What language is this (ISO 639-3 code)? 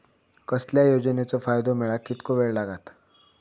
mar